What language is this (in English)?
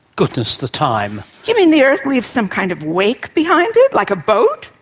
English